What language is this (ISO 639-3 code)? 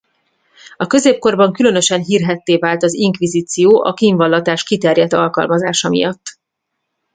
hun